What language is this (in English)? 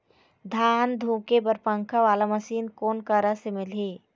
Chhattisgarhi